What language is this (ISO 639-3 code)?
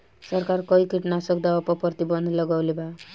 bho